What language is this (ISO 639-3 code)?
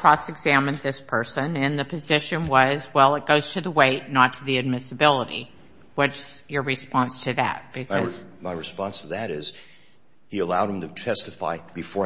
eng